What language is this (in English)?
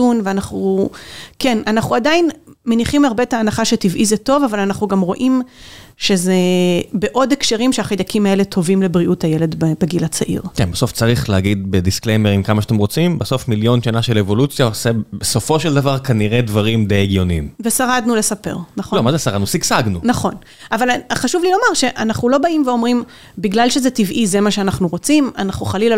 Hebrew